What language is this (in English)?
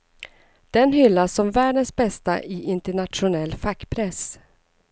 Swedish